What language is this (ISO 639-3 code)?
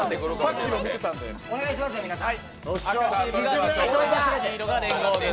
jpn